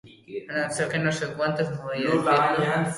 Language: Basque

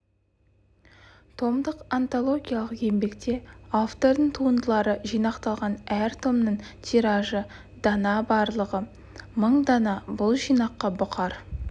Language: Kazakh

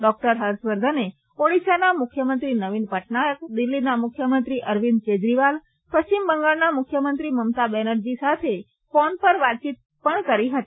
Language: Gujarati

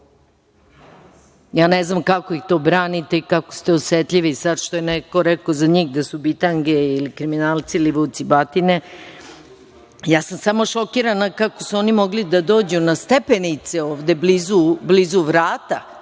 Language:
Serbian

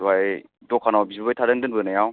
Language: Bodo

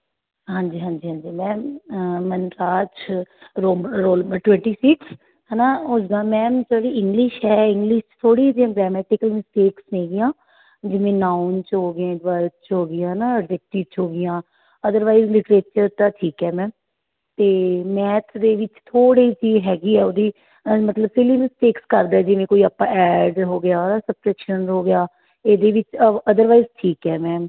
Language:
Punjabi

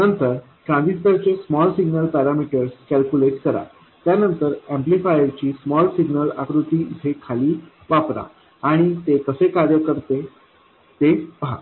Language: Marathi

